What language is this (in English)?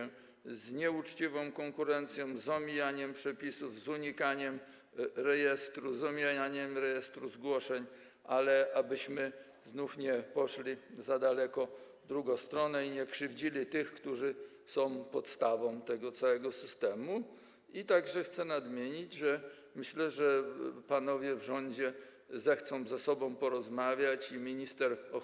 Polish